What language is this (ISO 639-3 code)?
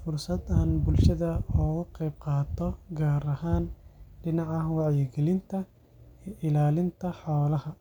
som